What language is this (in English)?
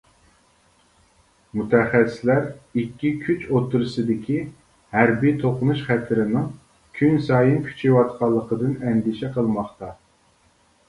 Uyghur